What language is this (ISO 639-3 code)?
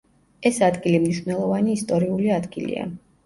kat